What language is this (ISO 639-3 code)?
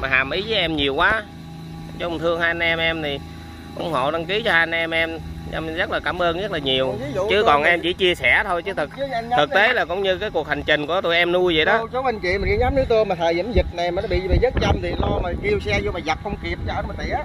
vie